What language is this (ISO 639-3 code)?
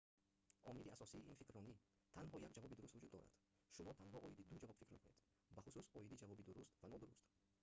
tgk